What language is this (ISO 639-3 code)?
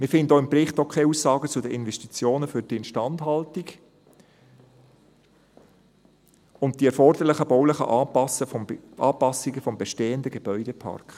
gsw